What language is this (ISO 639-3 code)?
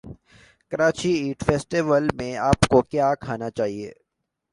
urd